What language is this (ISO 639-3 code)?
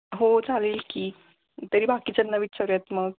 mar